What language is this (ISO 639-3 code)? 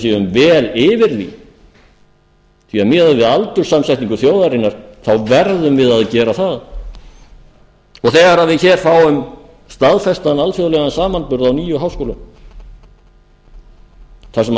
isl